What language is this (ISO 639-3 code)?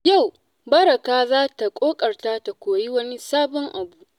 hau